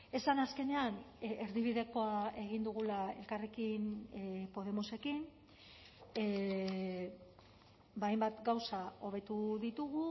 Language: Basque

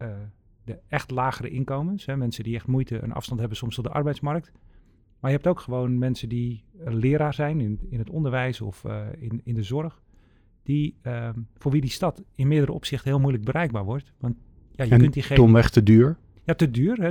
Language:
Dutch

